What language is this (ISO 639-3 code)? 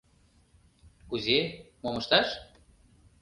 chm